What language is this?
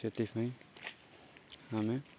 Odia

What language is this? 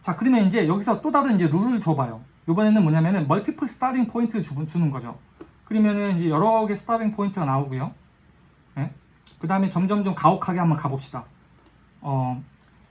Korean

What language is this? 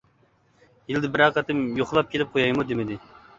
Uyghur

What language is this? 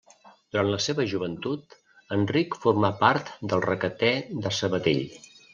Catalan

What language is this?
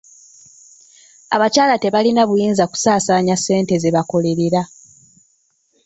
Ganda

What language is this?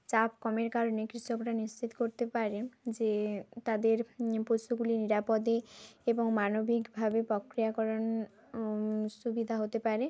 Bangla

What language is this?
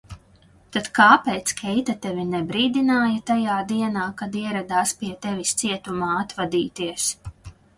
Latvian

